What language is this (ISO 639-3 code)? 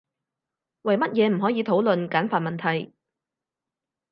yue